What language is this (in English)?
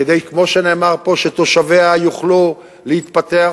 Hebrew